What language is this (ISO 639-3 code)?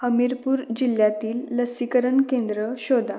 mar